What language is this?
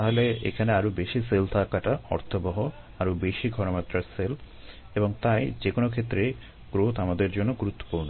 Bangla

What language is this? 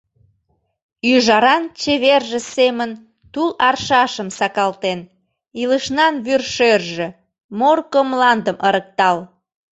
Mari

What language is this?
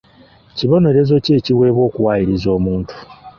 Ganda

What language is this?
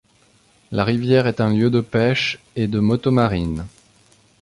French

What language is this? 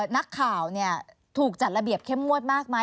Thai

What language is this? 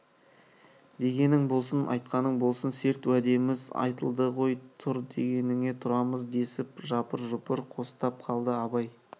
Kazakh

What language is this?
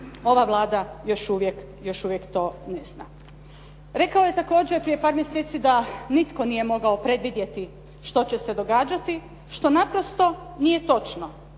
Croatian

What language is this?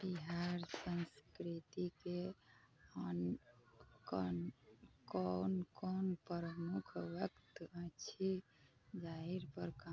Maithili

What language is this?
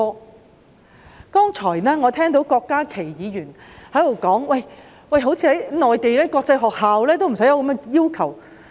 Cantonese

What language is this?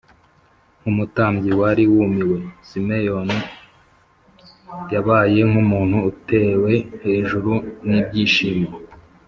Kinyarwanda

